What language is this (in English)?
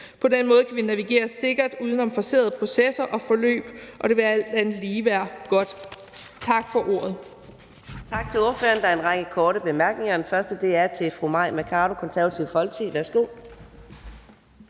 Danish